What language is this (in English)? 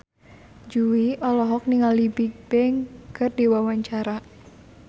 Sundanese